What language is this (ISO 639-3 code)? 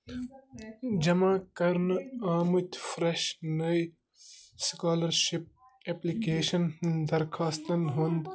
kas